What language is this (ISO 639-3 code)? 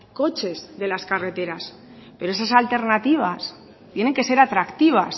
spa